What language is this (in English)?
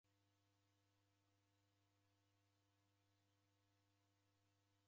Taita